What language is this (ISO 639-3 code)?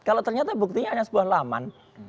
ind